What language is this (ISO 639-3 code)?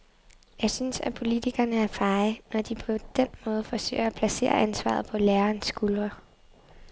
dan